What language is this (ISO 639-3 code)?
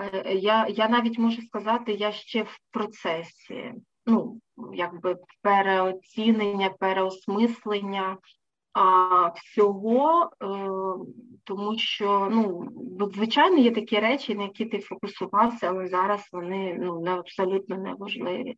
ukr